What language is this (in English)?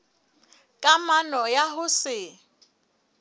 Southern Sotho